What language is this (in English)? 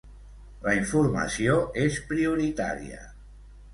Catalan